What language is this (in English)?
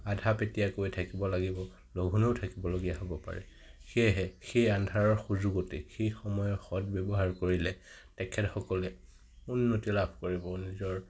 Assamese